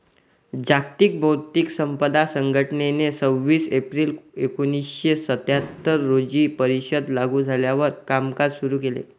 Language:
Marathi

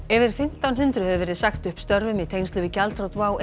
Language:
Icelandic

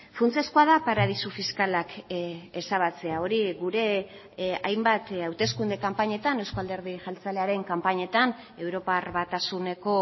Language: Basque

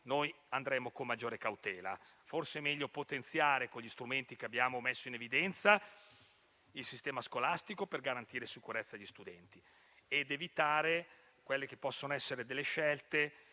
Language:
Italian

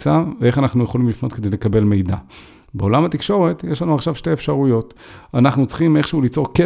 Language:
Hebrew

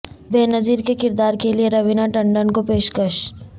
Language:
Urdu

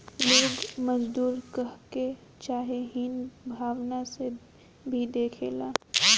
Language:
Bhojpuri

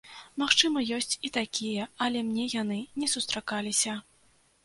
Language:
Belarusian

